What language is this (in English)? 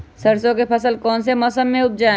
Magahi